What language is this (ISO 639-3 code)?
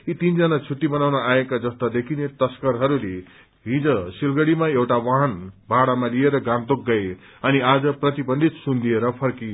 nep